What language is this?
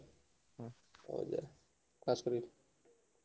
Odia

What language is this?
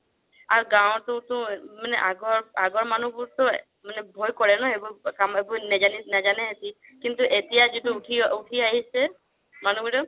Assamese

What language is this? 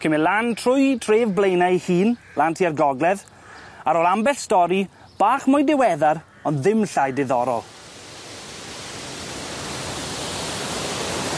Welsh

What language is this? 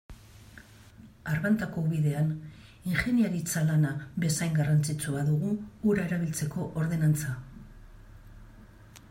Basque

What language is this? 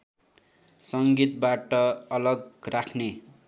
Nepali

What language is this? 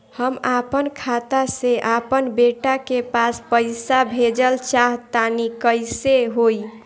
Bhojpuri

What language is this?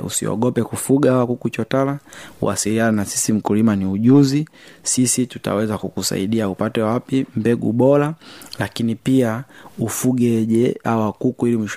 Swahili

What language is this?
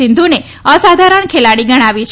Gujarati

